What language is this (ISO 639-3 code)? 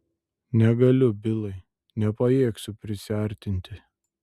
lit